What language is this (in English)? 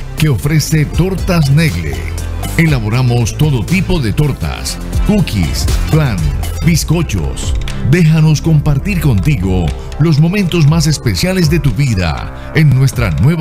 Spanish